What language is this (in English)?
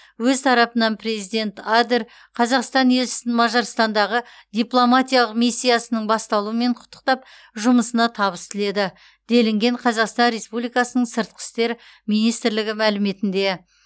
Kazakh